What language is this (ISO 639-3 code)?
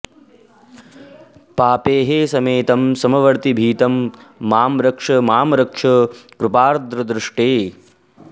san